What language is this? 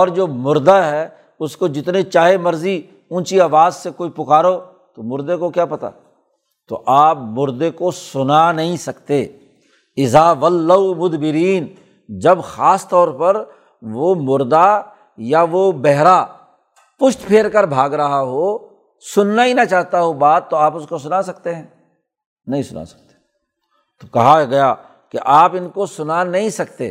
Urdu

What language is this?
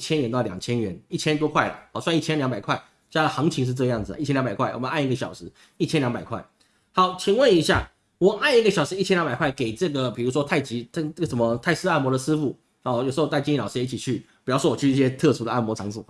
Chinese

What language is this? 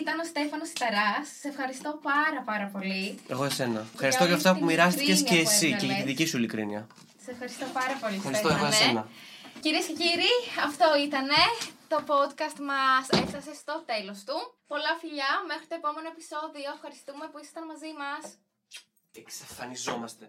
Greek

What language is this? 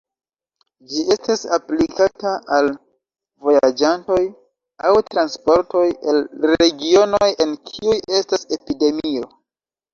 Esperanto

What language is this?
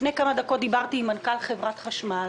Hebrew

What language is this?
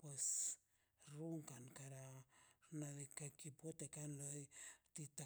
Mazaltepec Zapotec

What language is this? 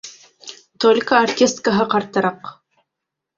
Bashkir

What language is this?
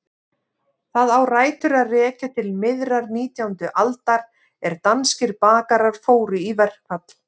Icelandic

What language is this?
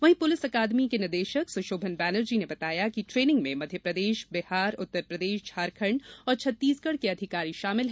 Hindi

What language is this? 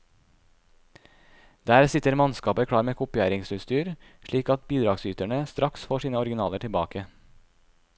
Norwegian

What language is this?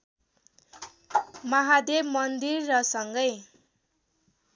Nepali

